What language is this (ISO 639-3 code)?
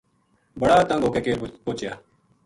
gju